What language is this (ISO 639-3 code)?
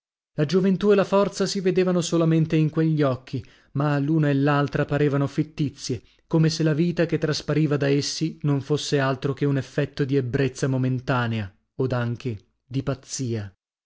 ita